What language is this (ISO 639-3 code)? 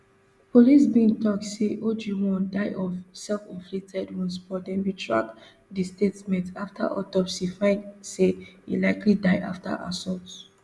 pcm